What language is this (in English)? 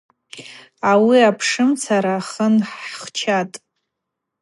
Abaza